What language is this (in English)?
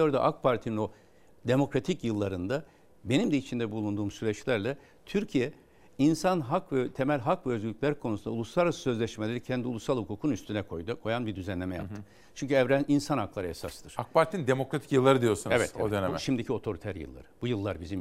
Turkish